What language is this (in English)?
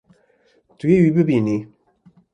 Kurdish